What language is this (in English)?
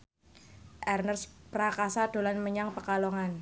Javanese